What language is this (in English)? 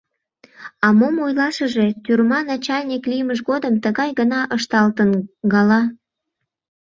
Mari